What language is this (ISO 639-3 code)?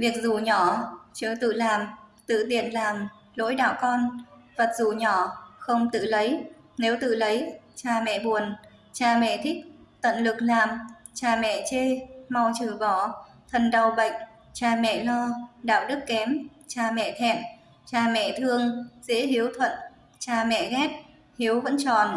vie